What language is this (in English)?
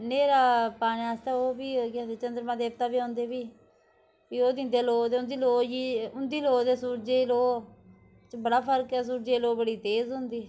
Dogri